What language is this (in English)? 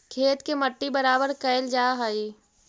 Magahi